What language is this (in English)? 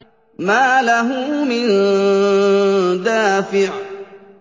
Arabic